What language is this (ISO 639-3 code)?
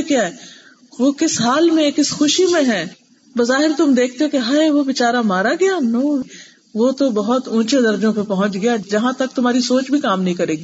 urd